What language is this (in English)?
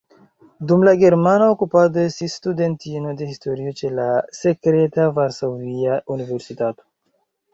Esperanto